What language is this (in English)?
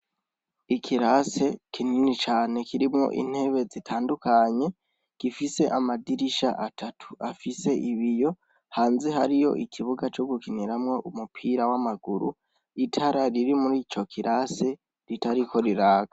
Rundi